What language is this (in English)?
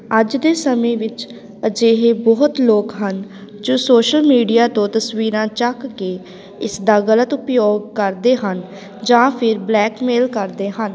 Punjabi